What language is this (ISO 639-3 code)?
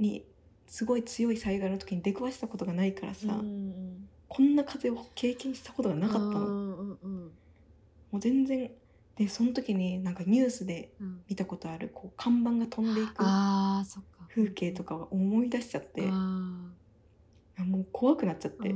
jpn